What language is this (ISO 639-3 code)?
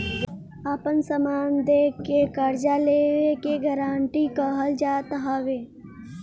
bho